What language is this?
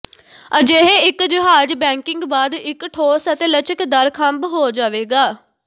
Punjabi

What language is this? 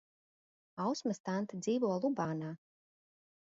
Latvian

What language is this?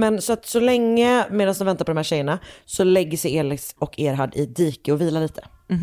Swedish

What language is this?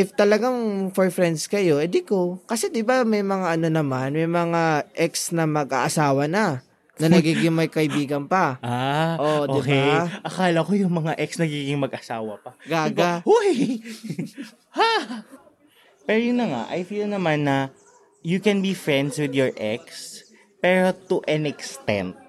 Filipino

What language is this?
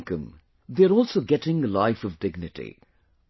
English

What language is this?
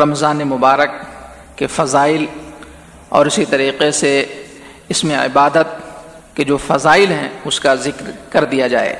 Urdu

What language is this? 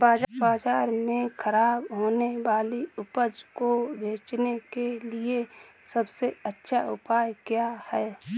Hindi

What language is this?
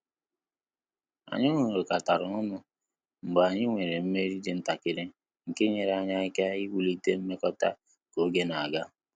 Igbo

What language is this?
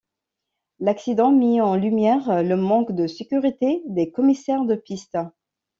French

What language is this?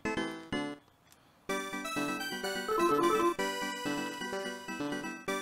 Japanese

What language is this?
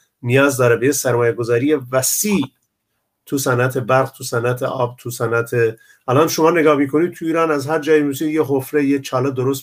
Persian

